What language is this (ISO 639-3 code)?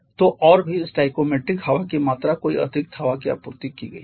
hin